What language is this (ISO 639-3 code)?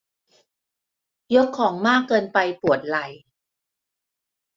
tha